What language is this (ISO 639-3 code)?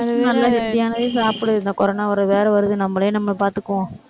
tam